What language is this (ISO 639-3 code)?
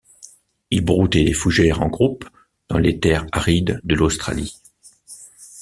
fra